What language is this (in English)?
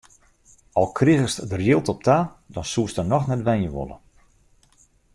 Western Frisian